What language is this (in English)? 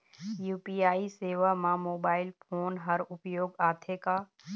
Chhattisgarhi